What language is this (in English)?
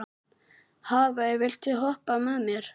Icelandic